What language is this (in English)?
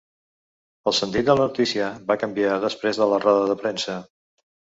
Catalan